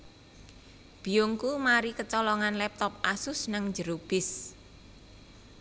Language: Javanese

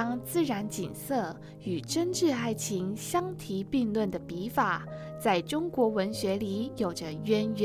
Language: Chinese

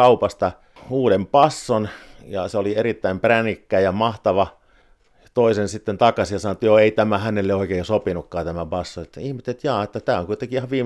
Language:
Finnish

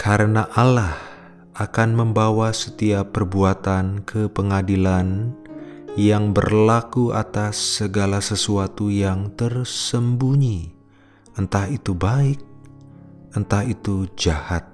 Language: Indonesian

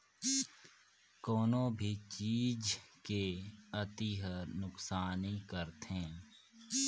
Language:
Chhattisgarhi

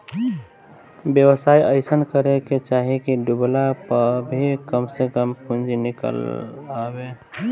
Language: Bhojpuri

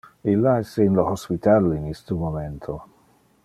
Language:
Interlingua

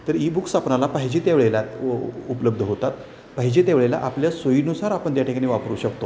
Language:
Marathi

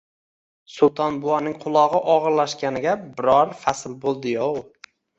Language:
Uzbek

